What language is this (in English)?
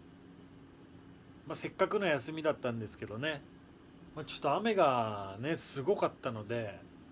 Japanese